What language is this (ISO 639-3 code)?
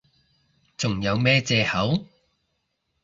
yue